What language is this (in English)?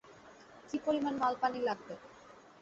Bangla